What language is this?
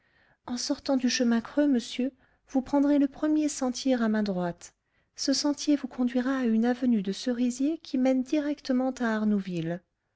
French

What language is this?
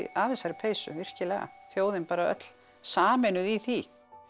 Icelandic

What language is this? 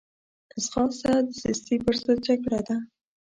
Pashto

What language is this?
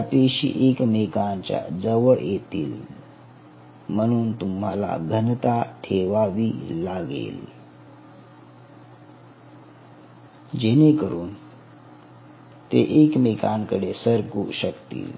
Marathi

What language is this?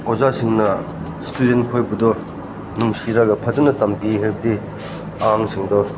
Manipuri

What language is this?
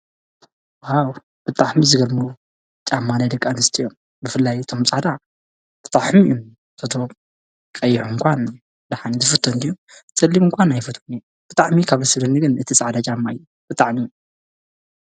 Tigrinya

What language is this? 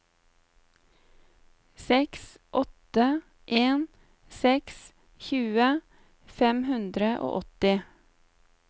Norwegian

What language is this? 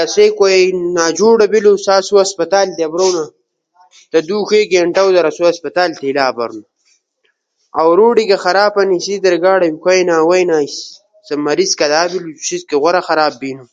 Ushojo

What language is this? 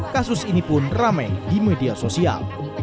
Indonesian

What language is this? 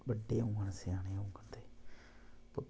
Dogri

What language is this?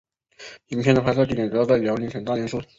Chinese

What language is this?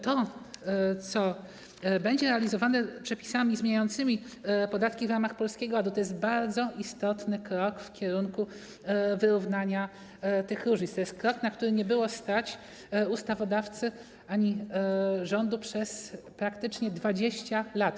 Polish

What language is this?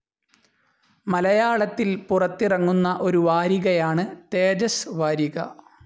Malayalam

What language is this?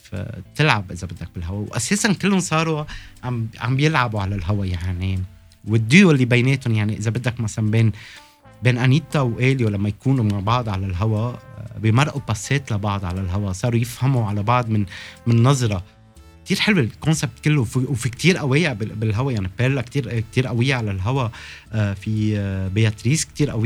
Arabic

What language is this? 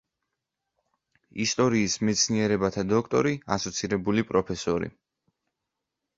Georgian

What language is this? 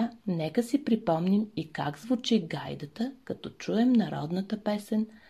Bulgarian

